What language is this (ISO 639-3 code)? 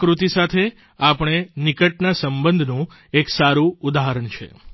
guj